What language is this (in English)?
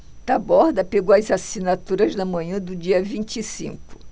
Portuguese